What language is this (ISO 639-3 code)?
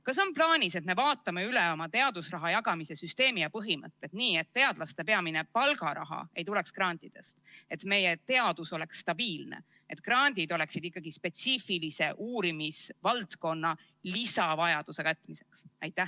est